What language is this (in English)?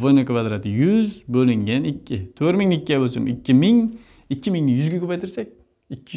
Turkish